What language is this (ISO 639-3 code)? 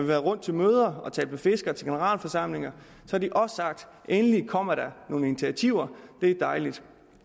dan